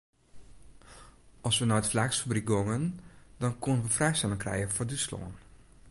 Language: Western Frisian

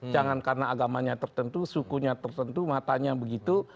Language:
Indonesian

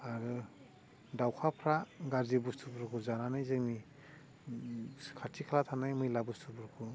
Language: Bodo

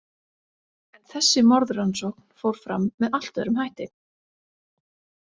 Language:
Icelandic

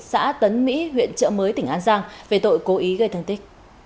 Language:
Vietnamese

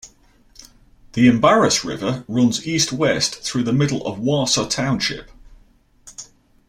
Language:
English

